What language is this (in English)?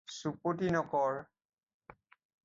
Assamese